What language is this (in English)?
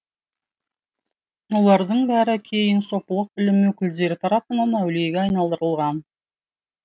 Kazakh